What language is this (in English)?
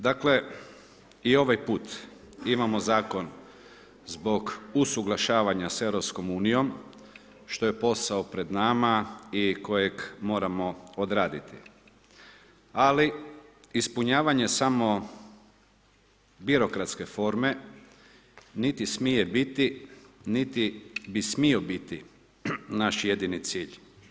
Croatian